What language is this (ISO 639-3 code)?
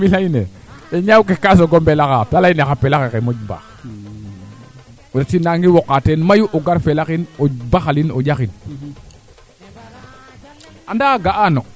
srr